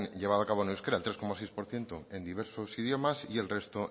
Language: Spanish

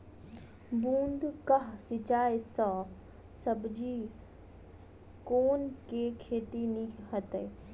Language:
Maithili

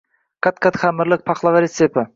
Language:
Uzbek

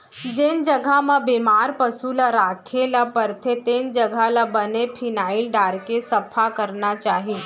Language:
Chhattisgarhi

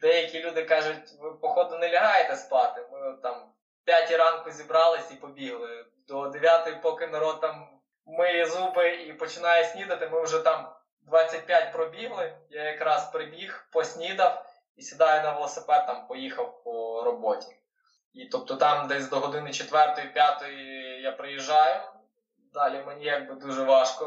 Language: Ukrainian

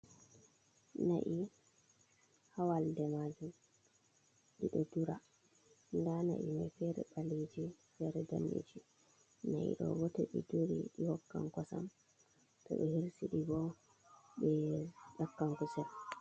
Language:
Fula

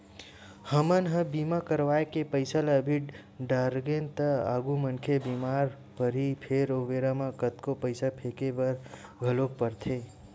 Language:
Chhattisgarhi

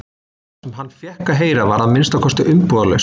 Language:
Icelandic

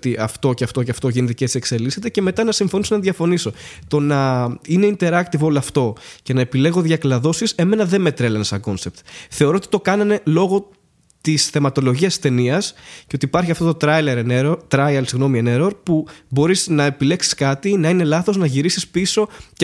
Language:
Greek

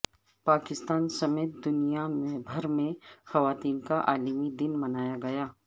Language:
Urdu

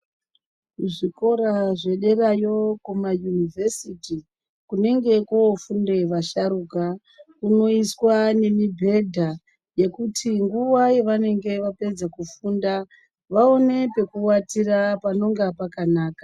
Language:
Ndau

